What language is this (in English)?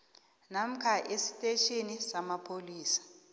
South Ndebele